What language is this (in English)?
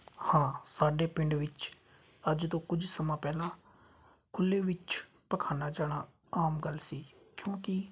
Punjabi